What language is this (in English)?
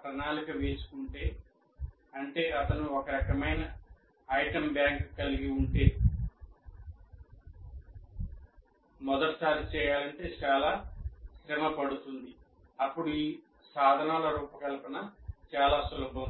Telugu